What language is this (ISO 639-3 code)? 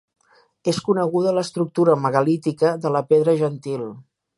cat